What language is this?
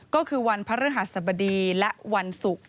Thai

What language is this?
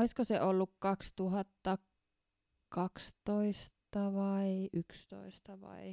Finnish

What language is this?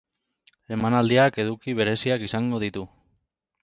Basque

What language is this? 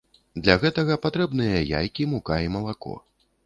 Belarusian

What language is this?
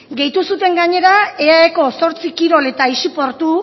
Basque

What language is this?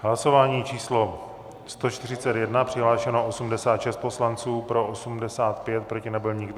Czech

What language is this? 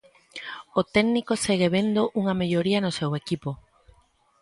Galician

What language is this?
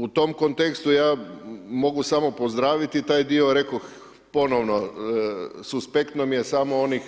Croatian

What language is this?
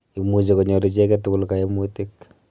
Kalenjin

